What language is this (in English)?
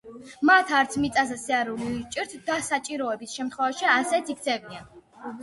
Georgian